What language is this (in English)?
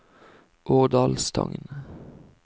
Norwegian